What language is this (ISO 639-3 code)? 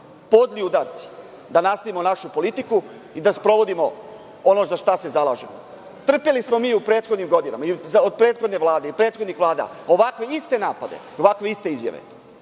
srp